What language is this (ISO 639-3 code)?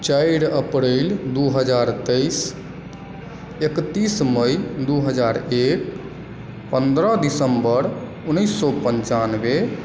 mai